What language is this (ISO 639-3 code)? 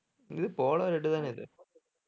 tam